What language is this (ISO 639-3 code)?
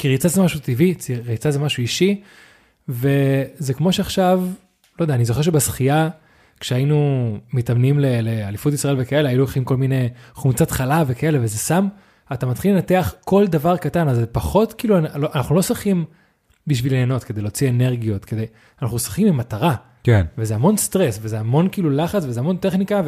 heb